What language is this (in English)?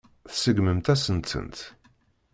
Kabyle